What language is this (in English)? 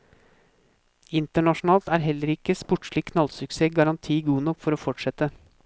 Norwegian